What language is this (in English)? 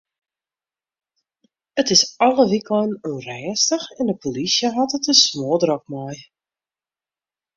Western Frisian